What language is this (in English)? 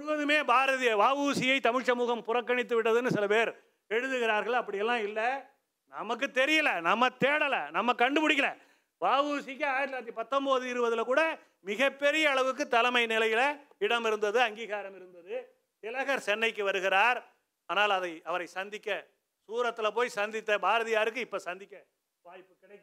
Tamil